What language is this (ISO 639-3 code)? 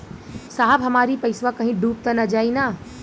bho